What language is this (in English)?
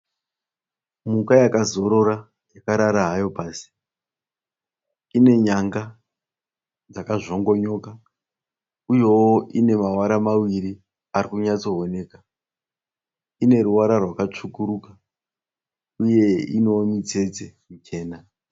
Shona